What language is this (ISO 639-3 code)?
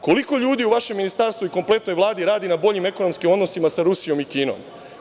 srp